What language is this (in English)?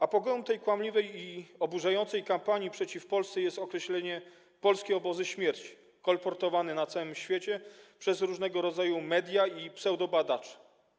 Polish